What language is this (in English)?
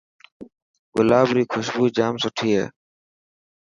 Dhatki